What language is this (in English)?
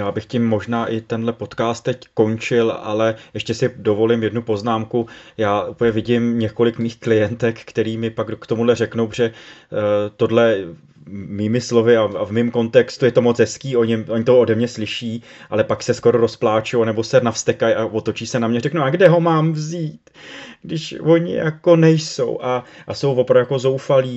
Czech